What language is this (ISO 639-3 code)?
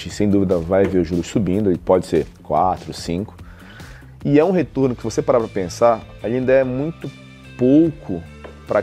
por